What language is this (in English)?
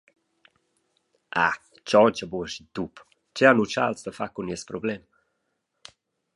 Romansh